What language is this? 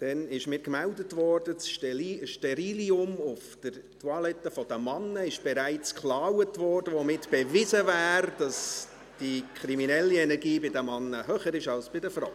Swiss German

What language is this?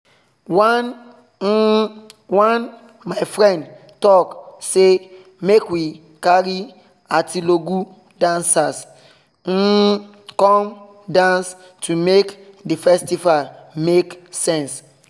Nigerian Pidgin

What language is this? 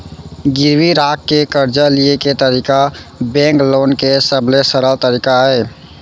Chhattisgarhi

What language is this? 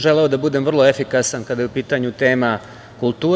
Serbian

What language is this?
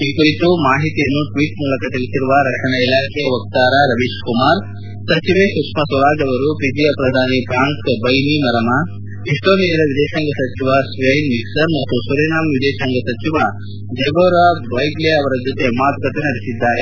Kannada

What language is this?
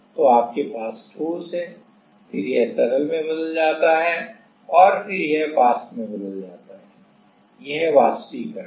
Hindi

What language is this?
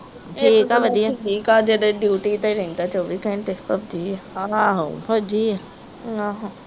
Punjabi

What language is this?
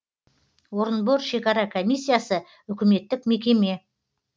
Kazakh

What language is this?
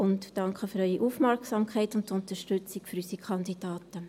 Swiss German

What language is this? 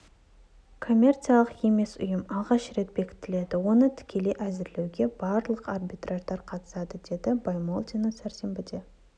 Kazakh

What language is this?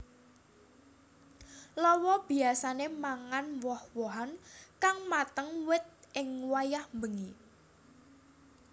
Javanese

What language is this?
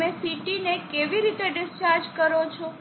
Gujarati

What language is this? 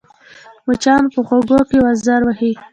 Pashto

